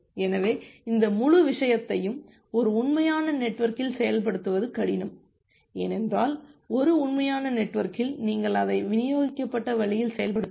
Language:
Tamil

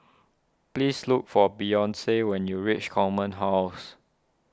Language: English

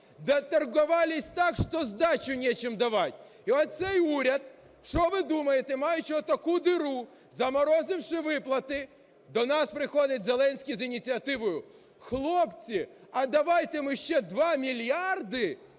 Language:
Ukrainian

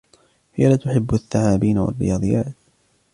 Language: Arabic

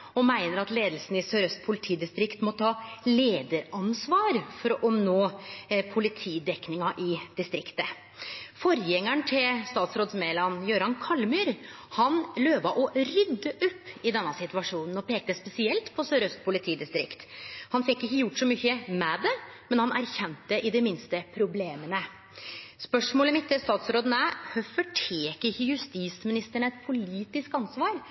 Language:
Norwegian Nynorsk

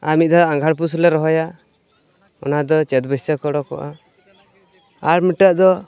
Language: Santali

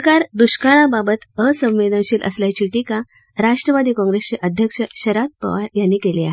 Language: Marathi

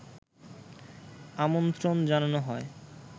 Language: Bangla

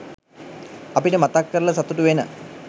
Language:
Sinhala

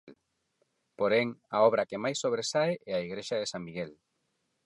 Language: Galician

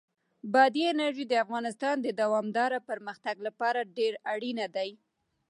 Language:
Pashto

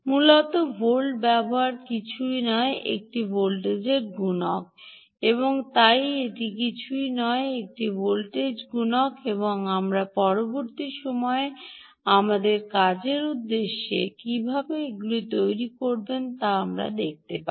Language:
Bangla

